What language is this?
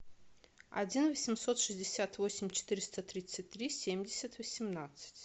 Russian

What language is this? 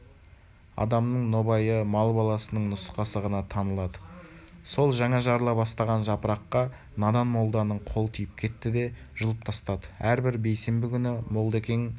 Kazakh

